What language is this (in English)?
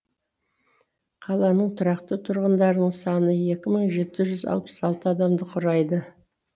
Kazakh